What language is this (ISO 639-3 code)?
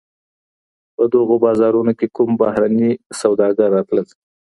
pus